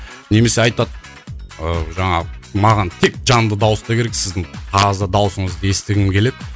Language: Kazakh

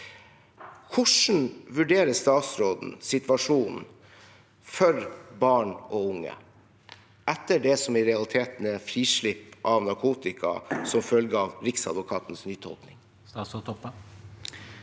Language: Norwegian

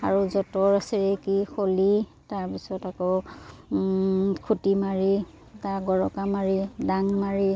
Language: Assamese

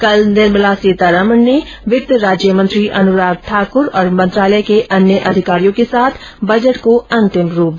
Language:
Hindi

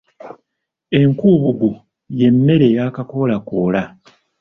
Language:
Ganda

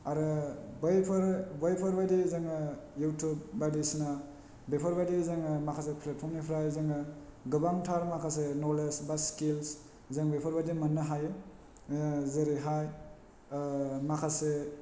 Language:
Bodo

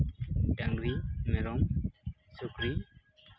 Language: Santali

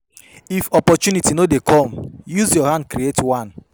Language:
Nigerian Pidgin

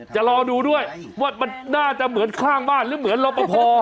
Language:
Thai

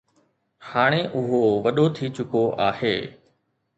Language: Sindhi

